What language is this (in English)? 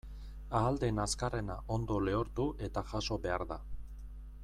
Basque